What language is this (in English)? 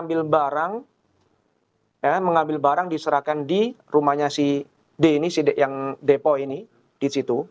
Indonesian